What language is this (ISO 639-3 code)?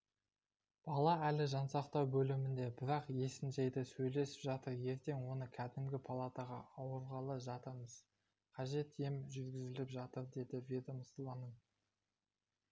kaz